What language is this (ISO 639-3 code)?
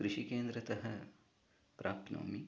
san